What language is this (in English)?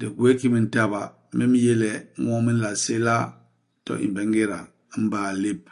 Basaa